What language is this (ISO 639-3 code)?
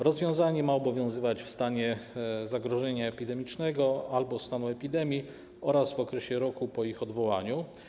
pol